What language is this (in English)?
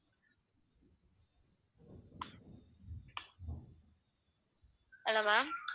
Tamil